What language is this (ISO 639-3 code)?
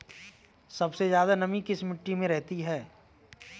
hin